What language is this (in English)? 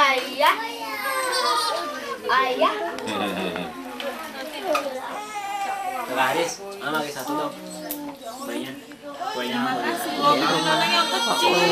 Indonesian